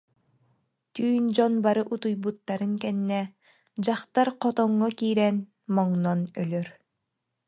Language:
Yakut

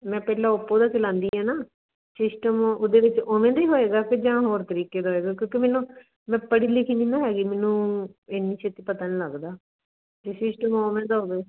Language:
Punjabi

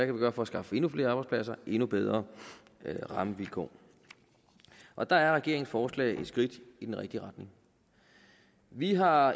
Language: Danish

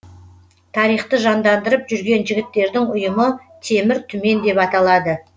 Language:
Kazakh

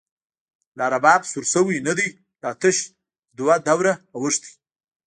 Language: Pashto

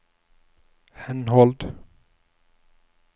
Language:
Norwegian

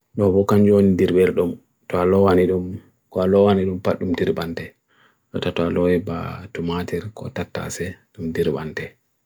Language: Bagirmi Fulfulde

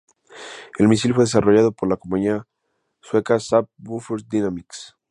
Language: Spanish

